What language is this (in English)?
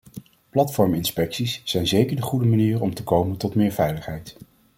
Dutch